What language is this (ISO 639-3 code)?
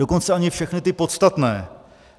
ces